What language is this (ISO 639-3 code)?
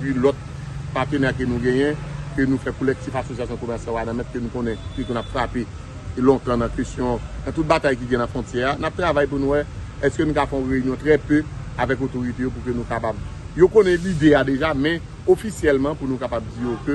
fra